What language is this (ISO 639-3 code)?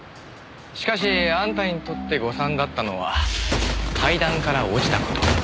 jpn